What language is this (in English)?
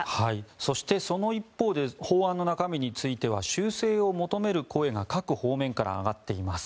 Japanese